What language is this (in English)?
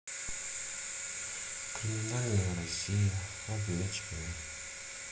Russian